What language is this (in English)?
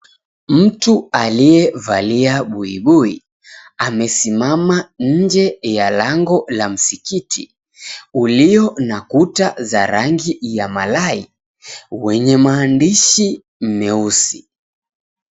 Swahili